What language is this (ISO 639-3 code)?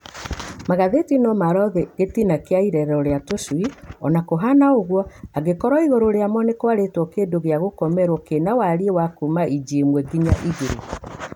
kik